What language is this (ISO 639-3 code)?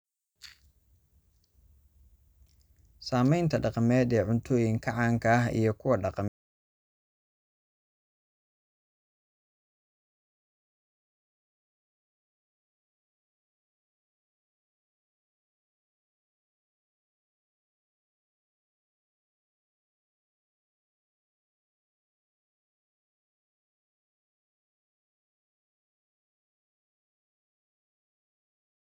som